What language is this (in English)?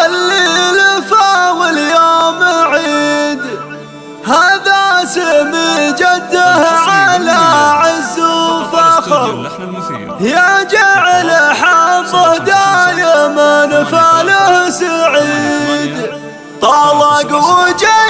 Arabic